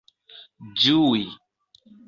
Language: Esperanto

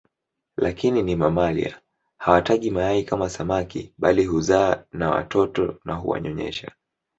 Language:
Swahili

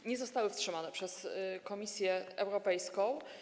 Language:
Polish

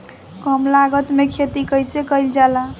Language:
Bhojpuri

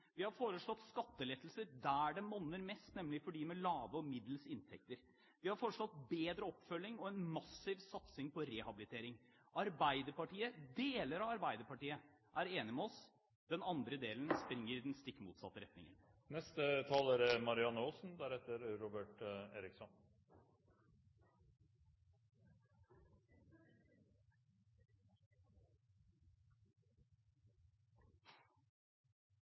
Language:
Norwegian Bokmål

